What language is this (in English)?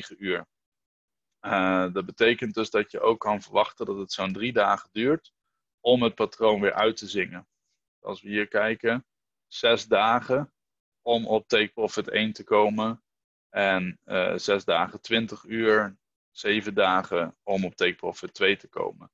Dutch